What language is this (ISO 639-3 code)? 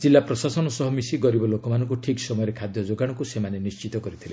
ori